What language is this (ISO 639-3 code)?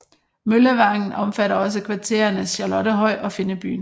dan